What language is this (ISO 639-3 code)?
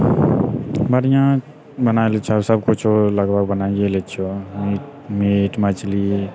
mai